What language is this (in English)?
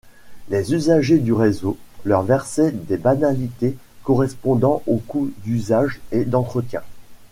French